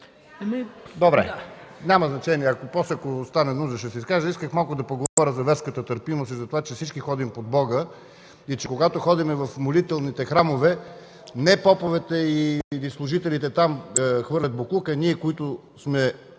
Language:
Bulgarian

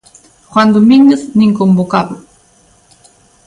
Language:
Galician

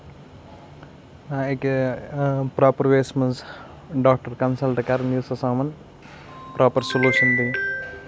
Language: Kashmiri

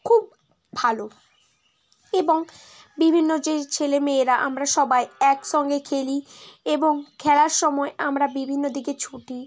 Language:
Bangla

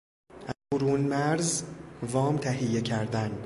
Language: Persian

